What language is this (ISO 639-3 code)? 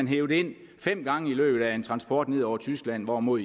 dan